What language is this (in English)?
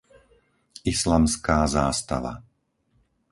Slovak